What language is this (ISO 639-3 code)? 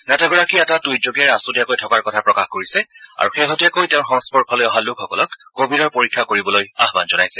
asm